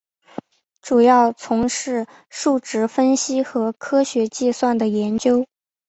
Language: Chinese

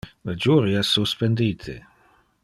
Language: Interlingua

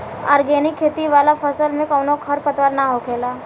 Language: Bhojpuri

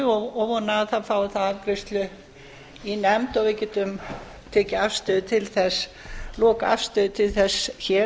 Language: Icelandic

